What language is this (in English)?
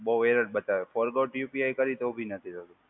Gujarati